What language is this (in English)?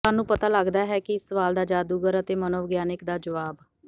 Punjabi